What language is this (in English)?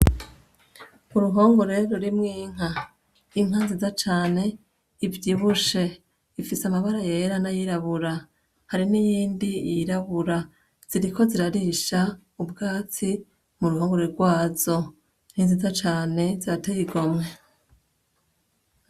Rundi